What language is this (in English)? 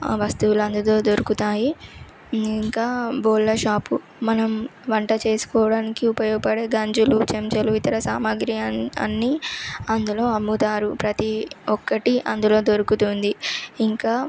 Telugu